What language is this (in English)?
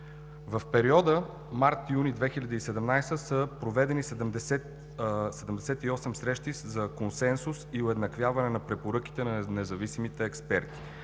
Bulgarian